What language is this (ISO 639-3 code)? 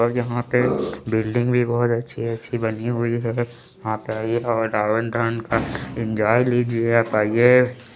hin